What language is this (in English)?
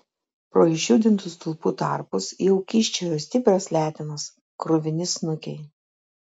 Lithuanian